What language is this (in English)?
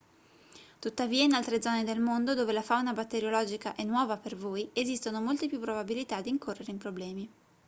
Italian